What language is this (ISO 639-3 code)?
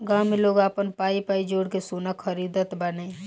bho